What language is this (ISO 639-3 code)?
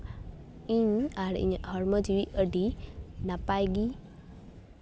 sat